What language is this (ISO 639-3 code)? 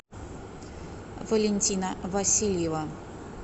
rus